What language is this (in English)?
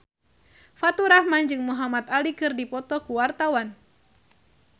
Sundanese